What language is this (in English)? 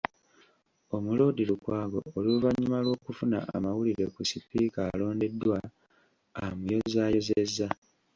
Ganda